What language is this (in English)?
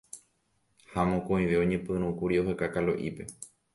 Guarani